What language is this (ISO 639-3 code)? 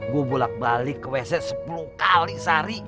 ind